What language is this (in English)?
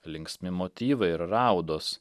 Lithuanian